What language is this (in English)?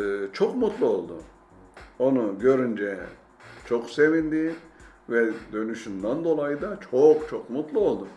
Turkish